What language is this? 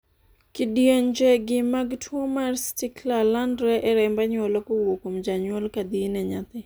Luo (Kenya and Tanzania)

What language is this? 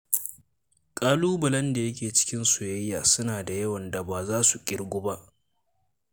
Hausa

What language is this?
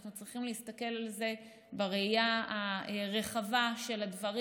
Hebrew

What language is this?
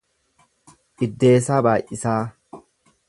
Oromo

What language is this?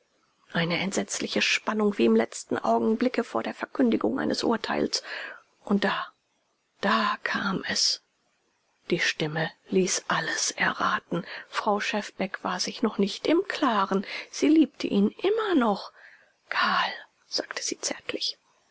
German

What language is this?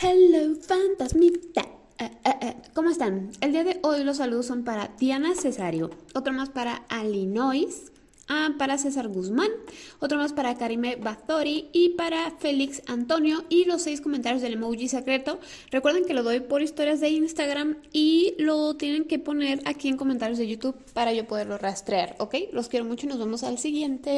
Spanish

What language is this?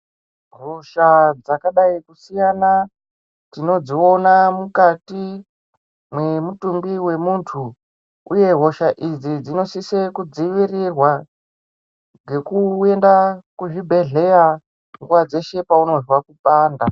Ndau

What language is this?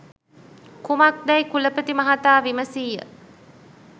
Sinhala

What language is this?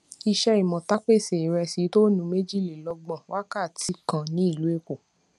Yoruba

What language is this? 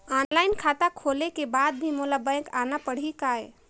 Chhattisgarhi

